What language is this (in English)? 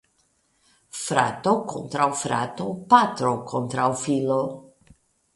Esperanto